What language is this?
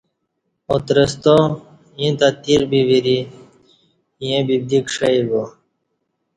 Kati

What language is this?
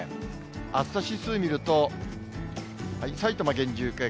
Japanese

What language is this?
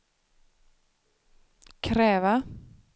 Swedish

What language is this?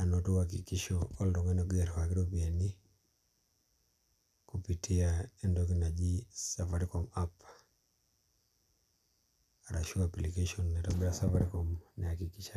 Masai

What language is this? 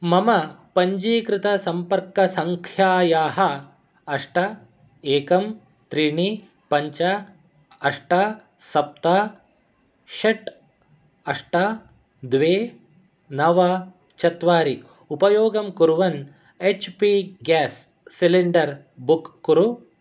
Sanskrit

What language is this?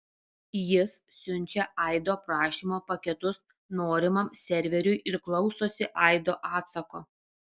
Lithuanian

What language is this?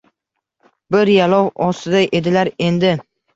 Uzbek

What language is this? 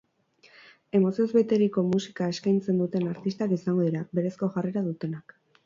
Basque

